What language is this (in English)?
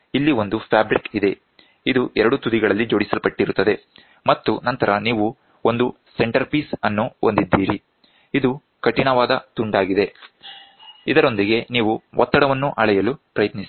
Kannada